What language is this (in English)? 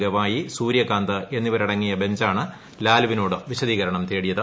Malayalam